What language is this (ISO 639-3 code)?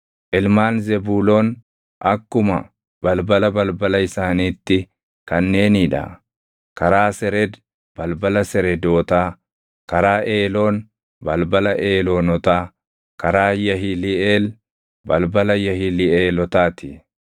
orm